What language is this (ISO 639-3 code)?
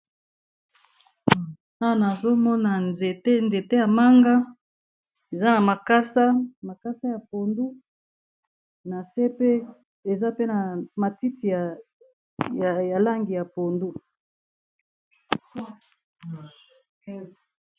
lin